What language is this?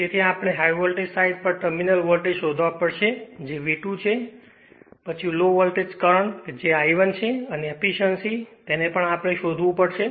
Gujarati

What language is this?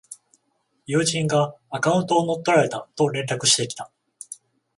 Japanese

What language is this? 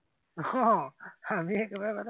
Assamese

